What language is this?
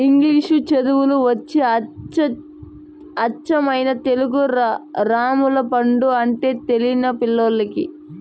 Telugu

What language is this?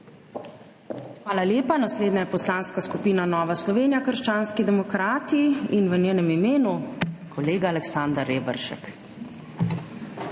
Slovenian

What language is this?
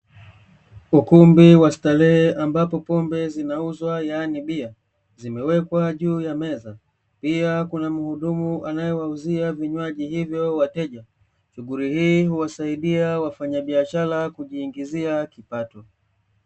Swahili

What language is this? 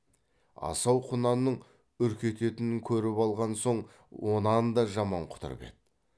Kazakh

